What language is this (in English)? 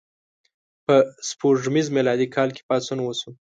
Pashto